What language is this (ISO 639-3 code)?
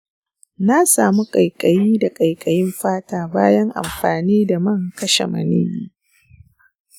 hau